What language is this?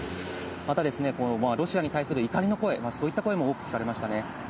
Japanese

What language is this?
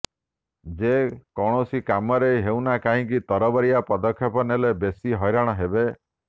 Odia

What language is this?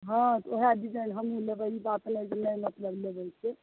Maithili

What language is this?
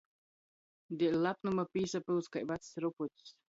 Latgalian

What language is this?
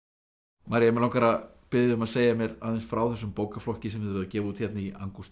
Icelandic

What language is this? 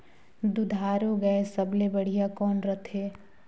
Chhattisgarhi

